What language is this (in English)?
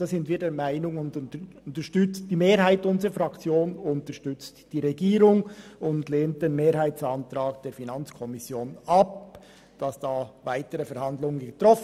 Swiss German